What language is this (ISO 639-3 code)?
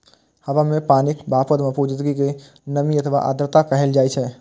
mai